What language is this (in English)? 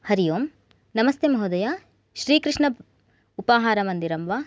Sanskrit